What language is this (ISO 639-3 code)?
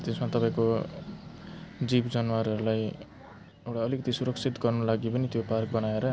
nep